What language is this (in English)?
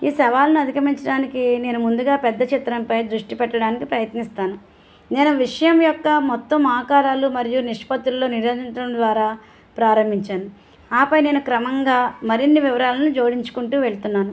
Telugu